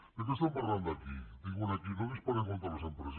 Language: Catalan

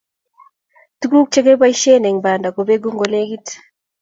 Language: Kalenjin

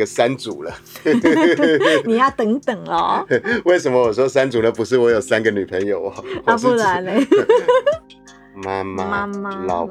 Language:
Chinese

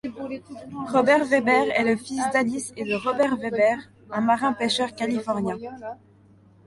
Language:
French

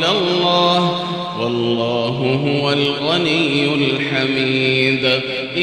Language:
Arabic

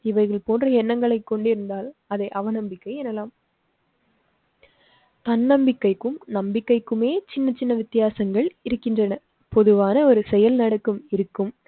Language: Tamil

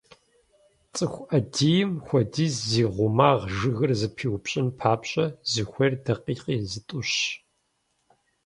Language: Kabardian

